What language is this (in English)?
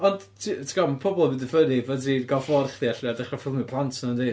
Welsh